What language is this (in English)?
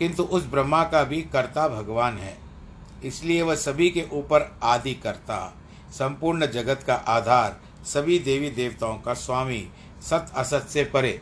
Hindi